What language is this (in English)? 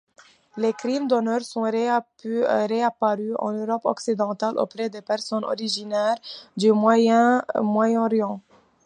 French